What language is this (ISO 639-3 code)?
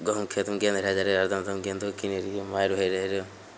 mai